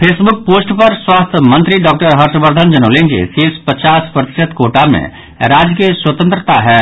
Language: Maithili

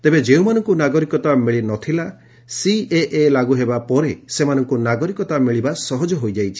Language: Odia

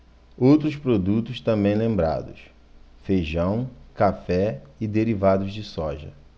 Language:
Portuguese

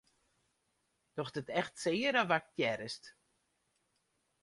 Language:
Western Frisian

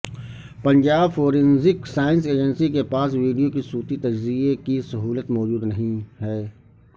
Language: Urdu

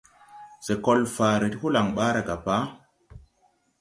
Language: Tupuri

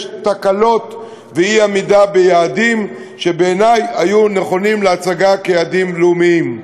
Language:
Hebrew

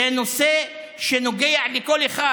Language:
Hebrew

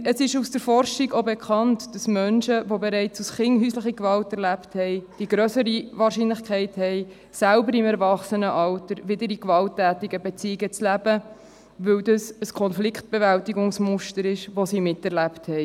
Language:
Swiss German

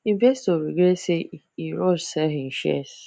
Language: Nigerian Pidgin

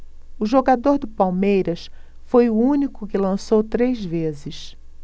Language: Portuguese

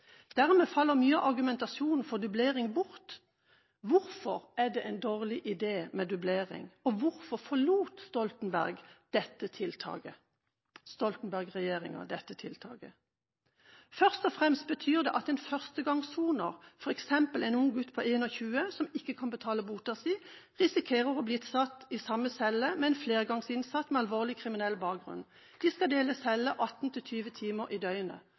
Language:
Norwegian Bokmål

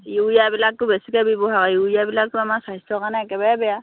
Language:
Assamese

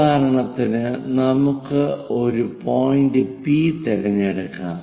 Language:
Malayalam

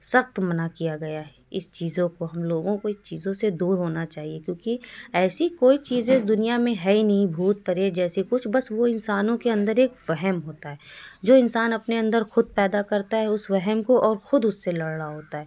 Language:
Urdu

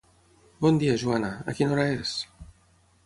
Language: Catalan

